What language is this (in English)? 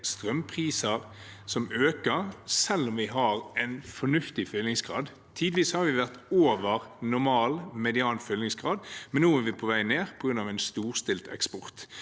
Norwegian